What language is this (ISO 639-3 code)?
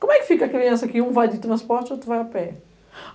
por